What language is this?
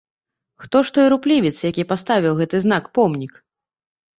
Belarusian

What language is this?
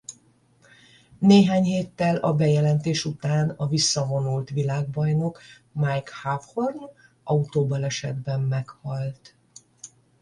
Hungarian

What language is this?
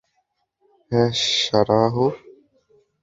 Bangla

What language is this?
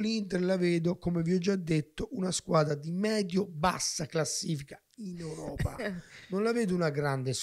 Italian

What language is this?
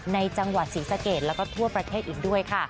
Thai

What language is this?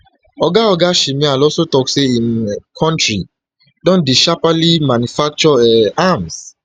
Nigerian Pidgin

